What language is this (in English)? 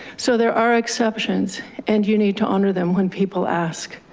English